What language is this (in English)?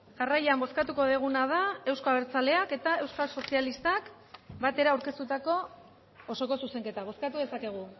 Basque